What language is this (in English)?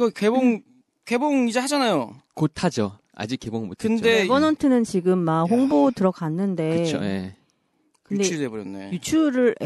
Korean